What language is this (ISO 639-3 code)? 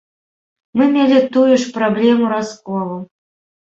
bel